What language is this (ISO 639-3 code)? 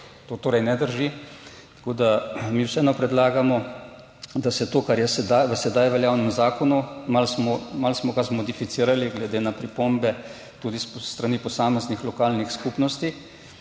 slv